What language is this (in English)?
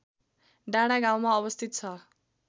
Nepali